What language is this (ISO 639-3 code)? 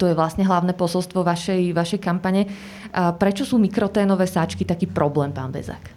slk